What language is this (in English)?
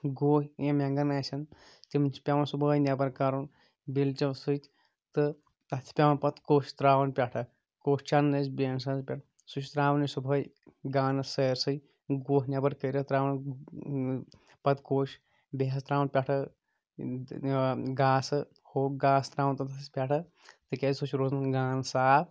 Kashmiri